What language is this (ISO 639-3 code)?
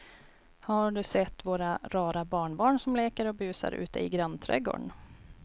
swe